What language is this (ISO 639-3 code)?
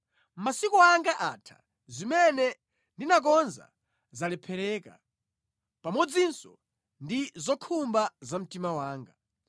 nya